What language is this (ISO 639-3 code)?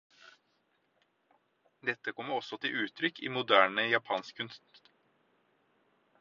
nob